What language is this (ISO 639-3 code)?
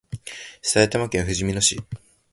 jpn